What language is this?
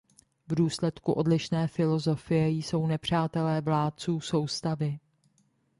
Czech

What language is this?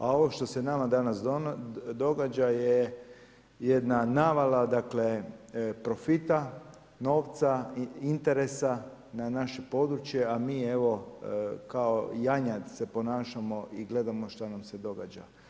Croatian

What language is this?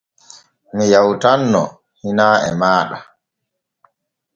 Borgu Fulfulde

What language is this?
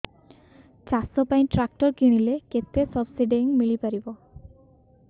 Odia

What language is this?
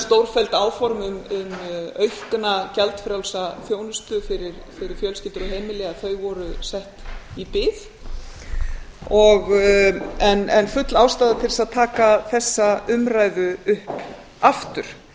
Icelandic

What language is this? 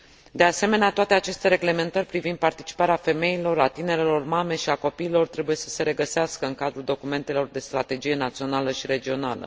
Romanian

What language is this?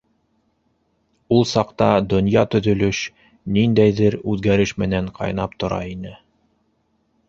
Bashkir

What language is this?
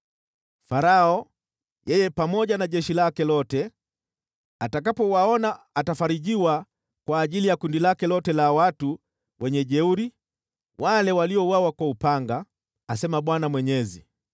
Swahili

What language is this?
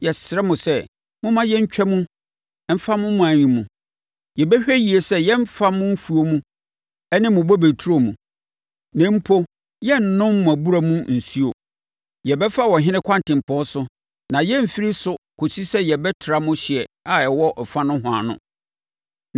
Akan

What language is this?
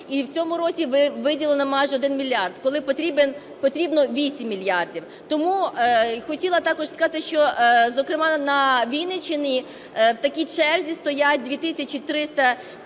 Ukrainian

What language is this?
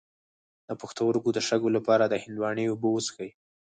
Pashto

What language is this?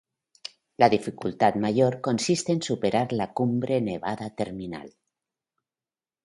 Spanish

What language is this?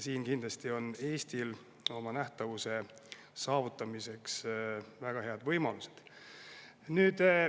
Estonian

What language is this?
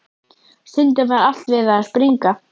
Icelandic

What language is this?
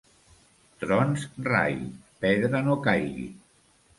Catalan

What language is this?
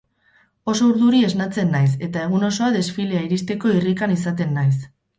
Basque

